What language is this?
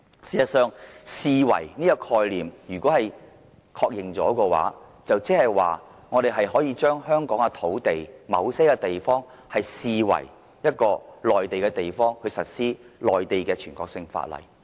Cantonese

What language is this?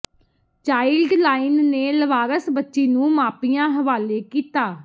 Punjabi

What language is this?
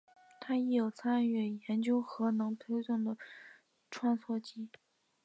Chinese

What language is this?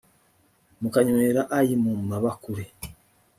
Kinyarwanda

